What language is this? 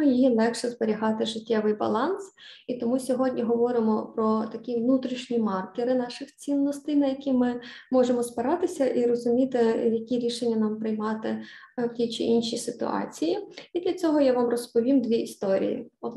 Ukrainian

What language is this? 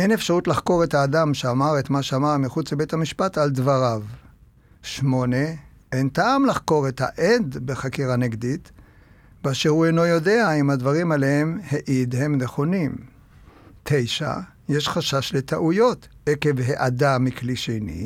Hebrew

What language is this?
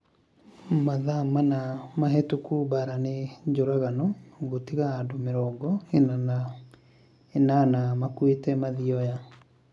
Kikuyu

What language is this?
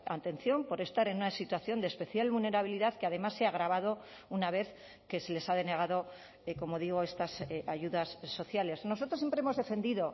Spanish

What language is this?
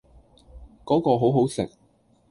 Cantonese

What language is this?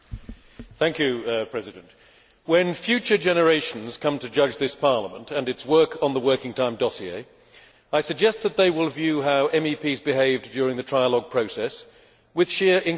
English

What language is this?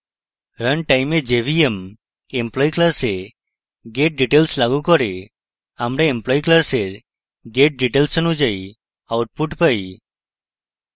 Bangla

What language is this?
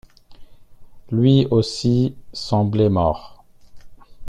French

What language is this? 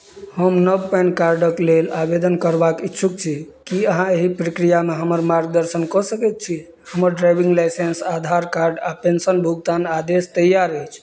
Maithili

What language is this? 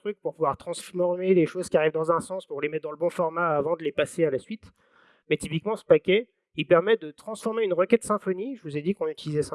French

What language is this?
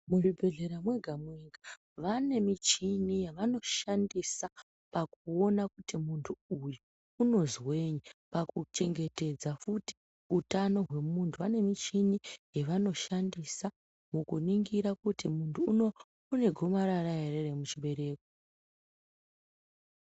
Ndau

